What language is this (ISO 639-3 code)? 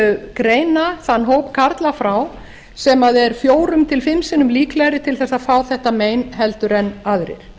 isl